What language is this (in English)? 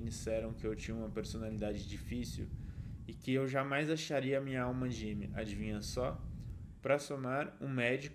Portuguese